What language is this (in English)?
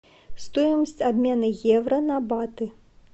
Russian